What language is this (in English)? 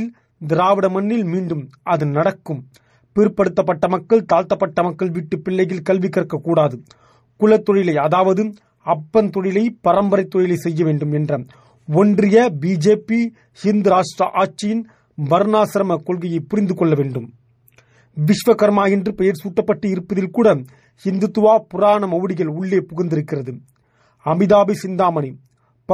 Tamil